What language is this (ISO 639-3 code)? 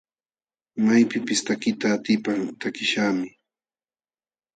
qxw